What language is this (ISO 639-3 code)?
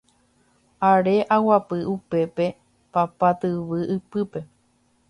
grn